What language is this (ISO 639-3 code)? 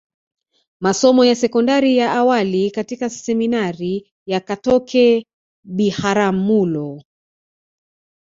swa